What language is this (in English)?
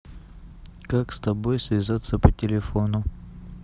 Russian